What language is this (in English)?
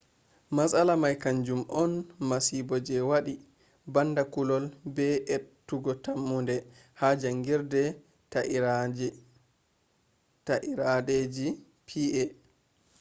Fula